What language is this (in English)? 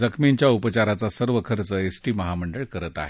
Marathi